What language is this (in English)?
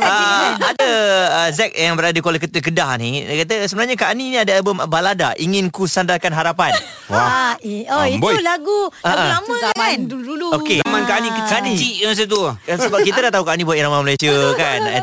Malay